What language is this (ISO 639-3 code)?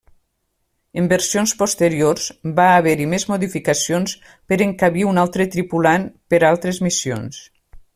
cat